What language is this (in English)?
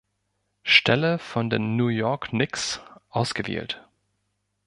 German